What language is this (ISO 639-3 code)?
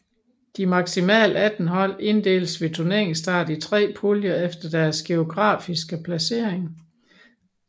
dan